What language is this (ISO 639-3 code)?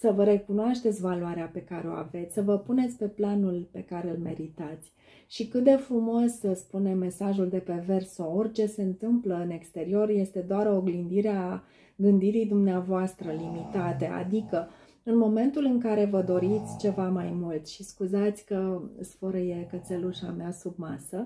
ron